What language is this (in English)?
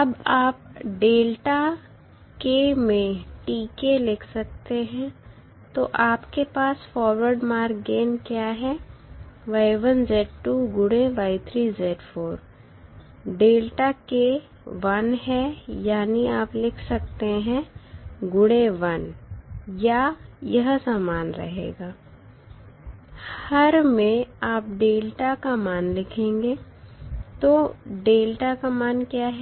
Hindi